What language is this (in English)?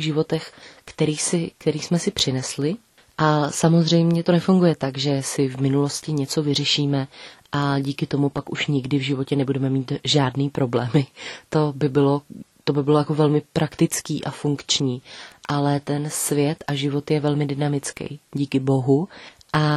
Czech